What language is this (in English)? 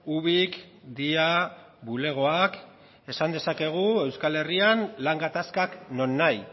Basque